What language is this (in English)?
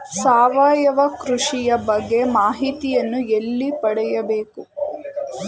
Kannada